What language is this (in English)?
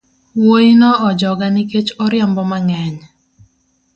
Luo (Kenya and Tanzania)